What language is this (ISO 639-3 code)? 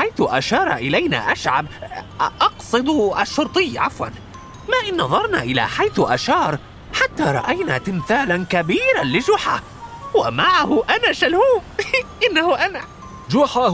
ara